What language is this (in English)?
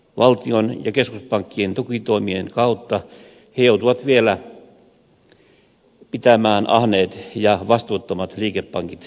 Finnish